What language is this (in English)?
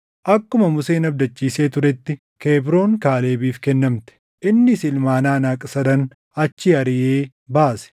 Oromo